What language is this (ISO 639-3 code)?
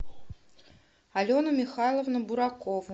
rus